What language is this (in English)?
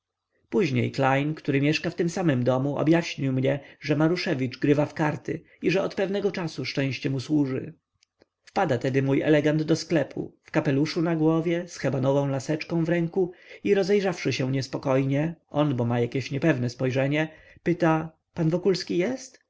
Polish